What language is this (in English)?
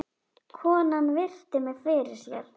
Icelandic